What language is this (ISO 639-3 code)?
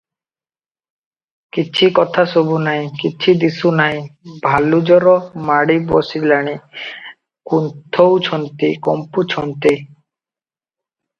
ori